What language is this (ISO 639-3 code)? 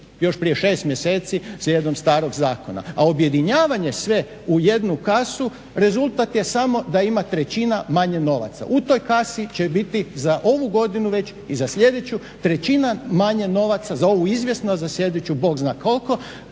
hrv